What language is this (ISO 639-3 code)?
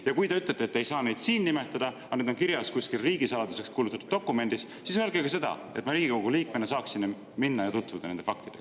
est